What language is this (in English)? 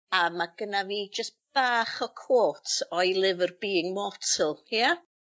Welsh